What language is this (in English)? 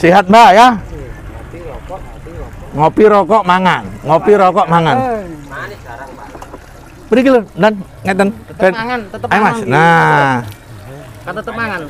Indonesian